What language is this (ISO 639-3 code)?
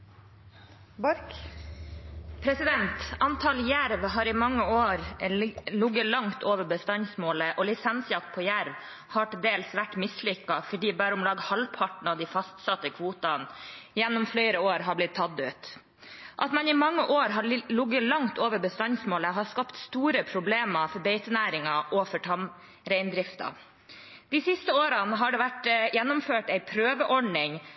nor